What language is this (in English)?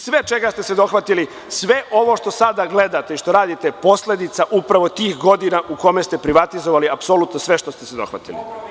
Serbian